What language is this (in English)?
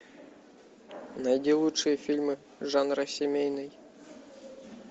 Russian